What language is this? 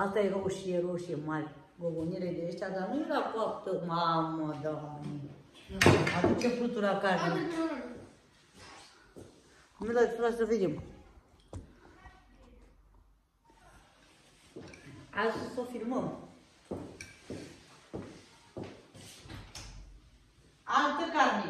Romanian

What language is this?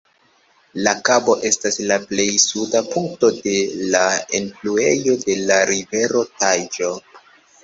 Esperanto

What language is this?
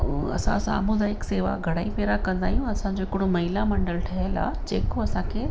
Sindhi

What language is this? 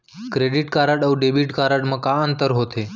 Chhattisgarhi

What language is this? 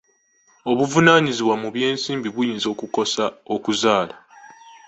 Ganda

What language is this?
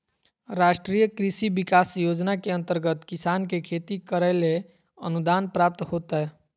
Magahi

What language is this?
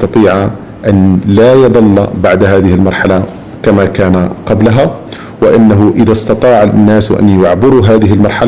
Arabic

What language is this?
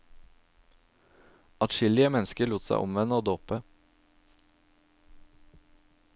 Norwegian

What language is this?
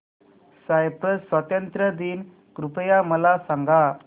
Marathi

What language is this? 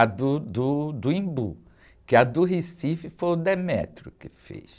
Portuguese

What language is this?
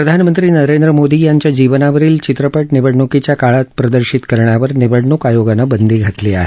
Marathi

